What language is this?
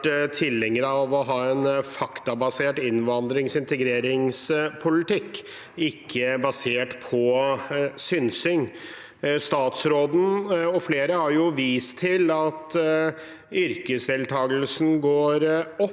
Norwegian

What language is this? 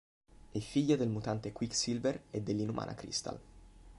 Italian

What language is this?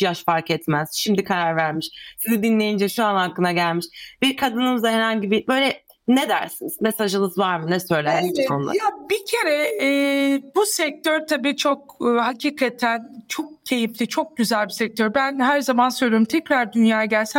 Turkish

